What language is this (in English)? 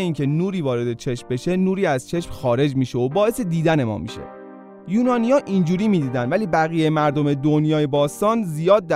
Persian